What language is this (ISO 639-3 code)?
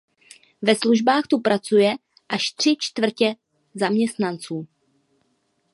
ces